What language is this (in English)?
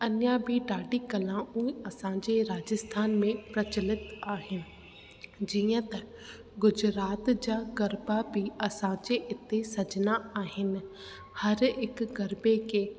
Sindhi